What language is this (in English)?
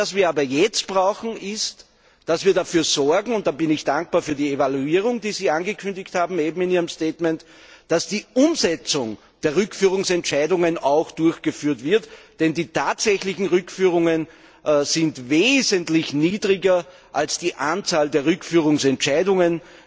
German